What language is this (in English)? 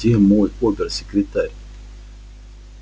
Russian